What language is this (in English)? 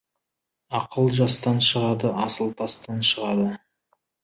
Kazakh